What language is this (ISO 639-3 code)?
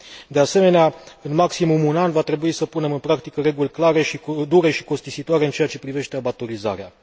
ron